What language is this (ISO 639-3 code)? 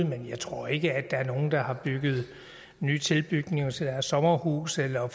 dan